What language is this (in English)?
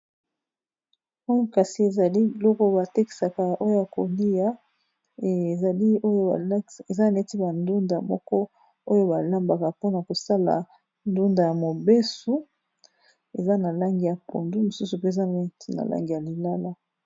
Lingala